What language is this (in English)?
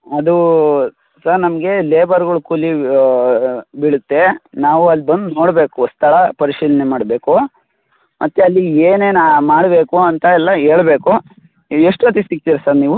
Kannada